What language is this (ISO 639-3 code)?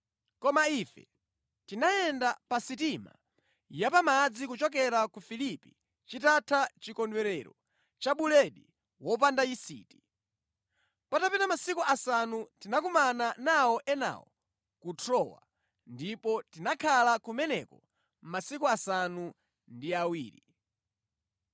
nya